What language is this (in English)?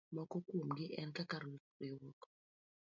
Luo (Kenya and Tanzania)